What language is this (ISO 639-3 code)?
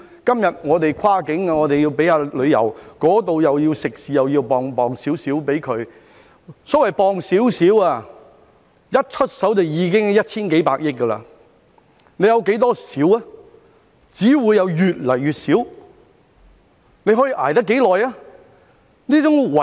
yue